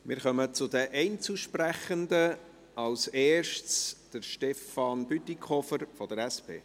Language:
Swiss German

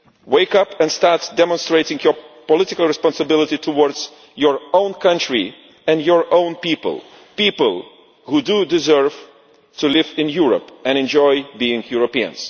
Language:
English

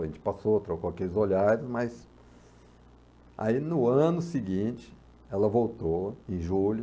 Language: Portuguese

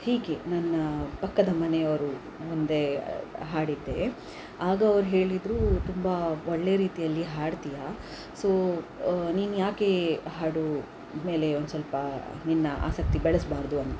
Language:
Kannada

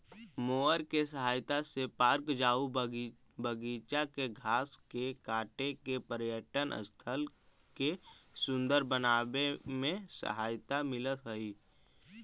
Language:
Magahi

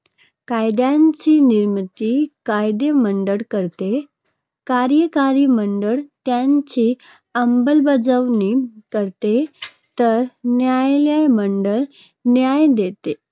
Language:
Marathi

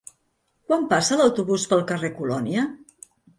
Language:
Catalan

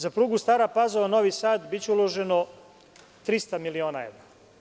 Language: Serbian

